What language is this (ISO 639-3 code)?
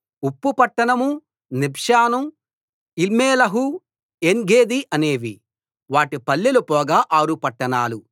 tel